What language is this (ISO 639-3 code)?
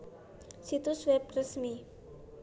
jav